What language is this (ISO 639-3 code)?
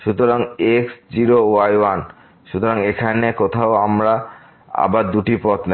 ben